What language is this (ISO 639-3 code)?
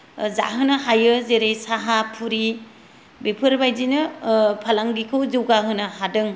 brx